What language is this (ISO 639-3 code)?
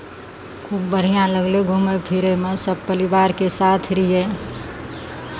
mai